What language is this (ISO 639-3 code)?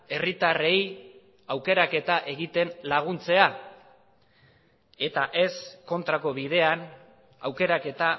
eus